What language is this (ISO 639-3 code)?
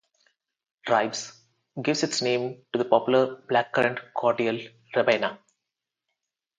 eng